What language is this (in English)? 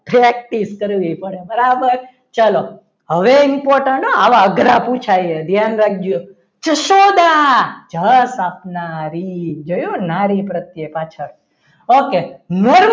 Gujarati